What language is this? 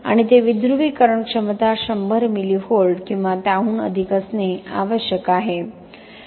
Marathi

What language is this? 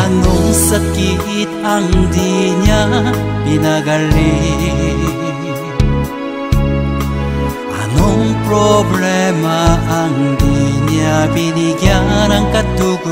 Indonesian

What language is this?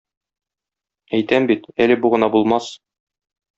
Tatar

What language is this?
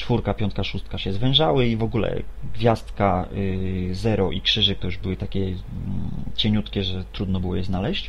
Polish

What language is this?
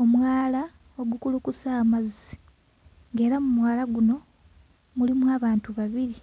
Ganda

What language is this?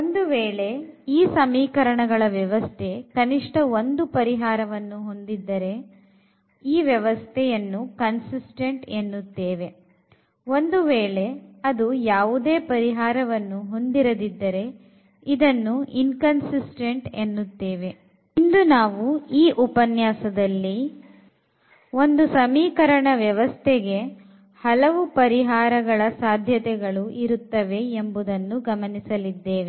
Kannada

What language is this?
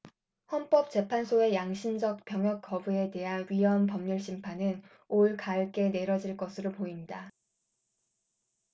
Korean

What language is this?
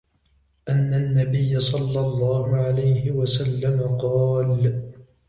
Arabic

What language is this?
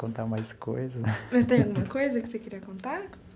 Portuguese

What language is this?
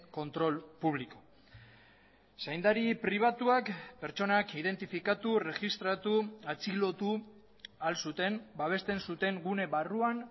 Basque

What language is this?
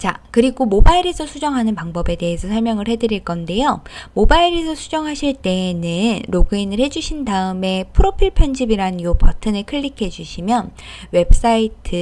Korean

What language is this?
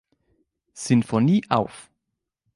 German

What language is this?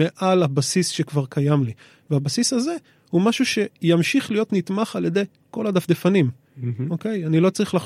Hebrew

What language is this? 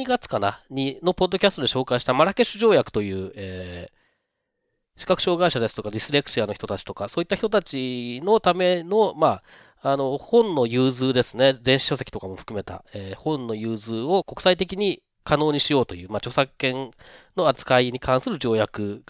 Japanese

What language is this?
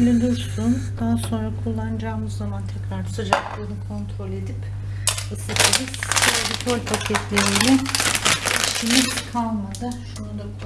Turkish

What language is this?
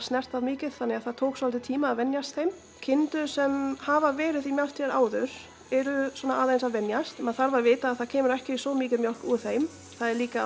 Icelandic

